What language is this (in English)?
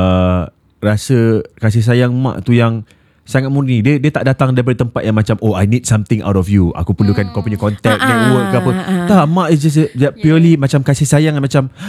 Malay